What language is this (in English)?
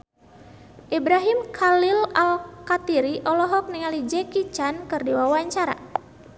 Sundanese